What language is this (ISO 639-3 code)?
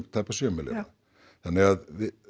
isl